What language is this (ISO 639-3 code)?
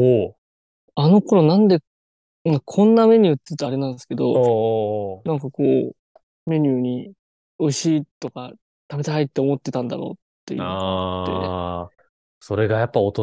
jpn